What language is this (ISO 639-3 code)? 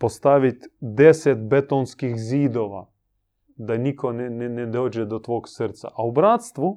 hrv